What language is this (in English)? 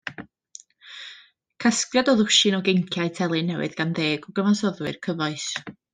Welsh